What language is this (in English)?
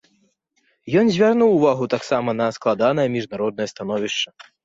Belarusian